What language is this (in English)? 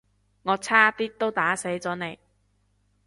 Cantonese